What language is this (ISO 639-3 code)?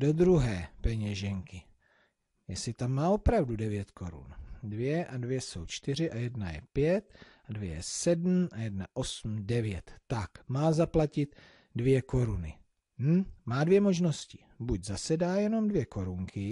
ces